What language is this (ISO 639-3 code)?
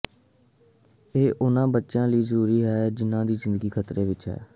pan